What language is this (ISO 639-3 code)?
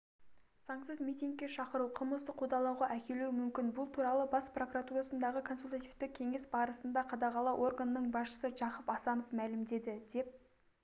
kaz